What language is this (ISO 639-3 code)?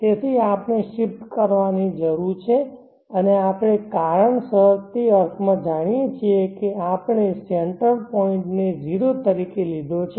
guj